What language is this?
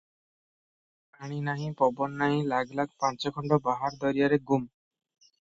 Odia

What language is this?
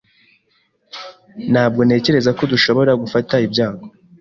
Kinyarwanda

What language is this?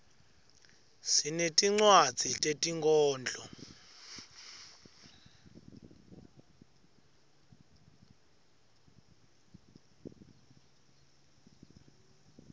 Swati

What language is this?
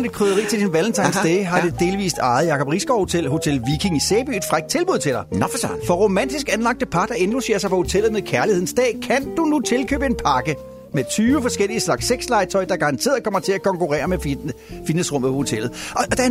Danish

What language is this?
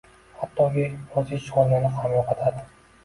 Uzbek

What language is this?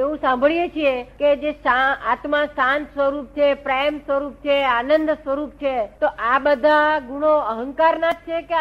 Gujarati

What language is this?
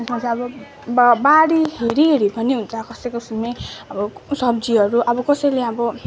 Nepali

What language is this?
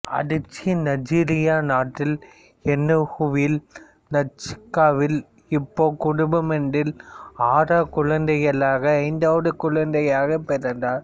Tamil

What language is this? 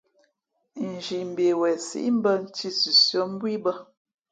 Fe'fe'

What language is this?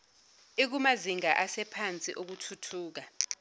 Zulu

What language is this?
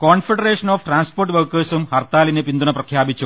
Malayalam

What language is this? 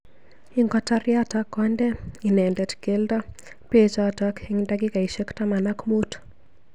Kalenjin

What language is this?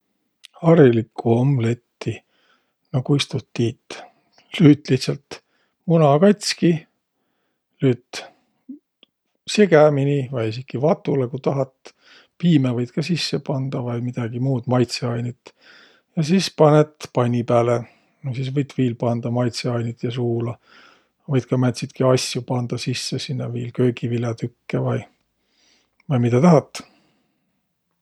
Võro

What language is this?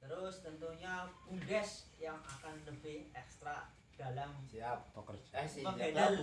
Indonesian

